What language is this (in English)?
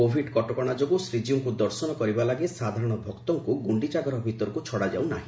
Odia